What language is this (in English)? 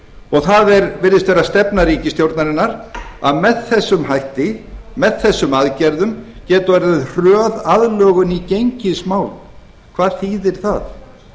Icelandic